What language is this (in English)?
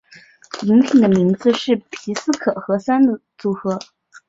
Chinese